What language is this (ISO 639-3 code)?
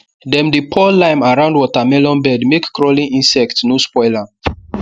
pcm